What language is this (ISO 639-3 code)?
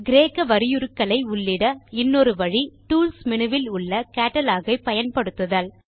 tam